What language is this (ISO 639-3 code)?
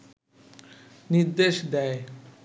ben